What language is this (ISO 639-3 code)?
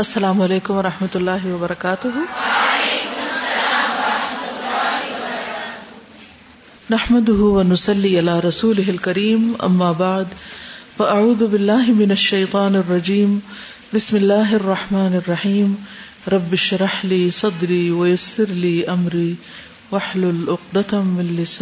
urd